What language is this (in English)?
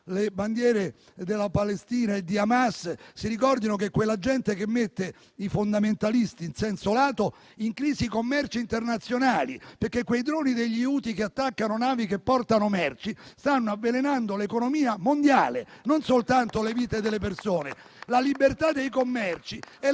Italian